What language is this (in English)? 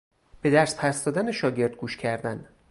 Persian